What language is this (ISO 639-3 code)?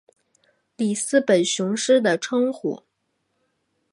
zho